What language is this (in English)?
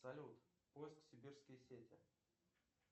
Russian